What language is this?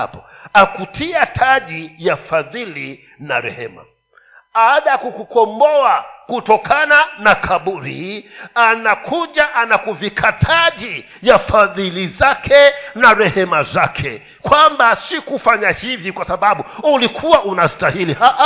Swahili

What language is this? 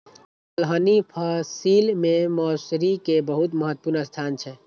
Maithili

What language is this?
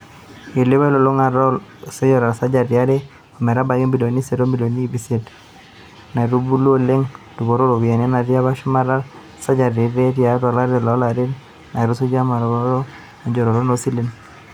Masai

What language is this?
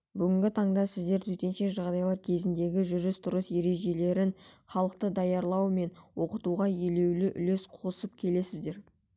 Kazakh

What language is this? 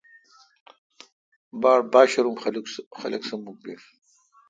Kalkoti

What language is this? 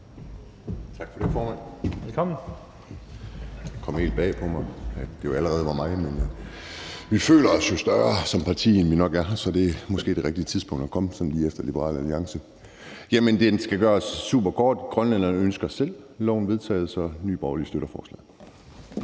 Danish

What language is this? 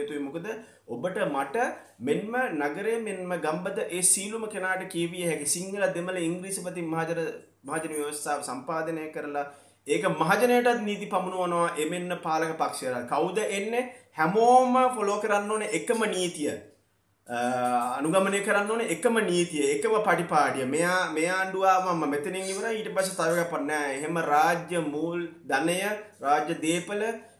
Hindi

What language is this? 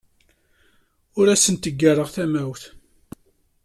Kabyle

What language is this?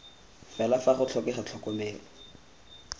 Tswana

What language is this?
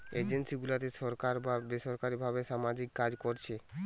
Bangla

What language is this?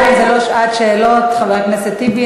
Hebrew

